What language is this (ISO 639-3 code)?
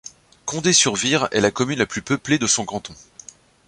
fra